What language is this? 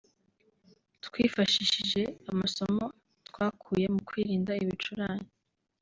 Kinyarwanda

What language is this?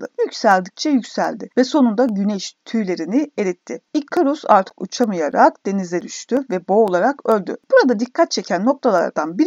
Turkish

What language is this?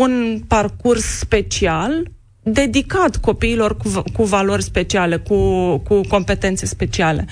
Romanian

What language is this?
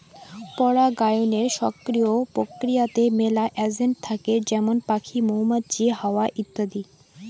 Bangla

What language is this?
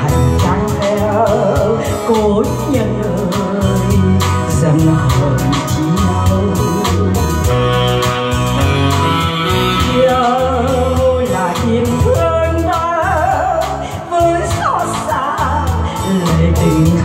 Vietnamese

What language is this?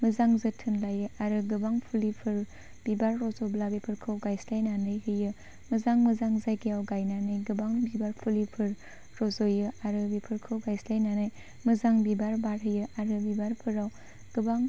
Bodo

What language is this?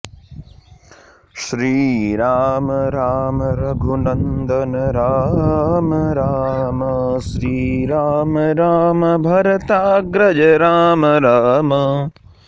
Sanskrit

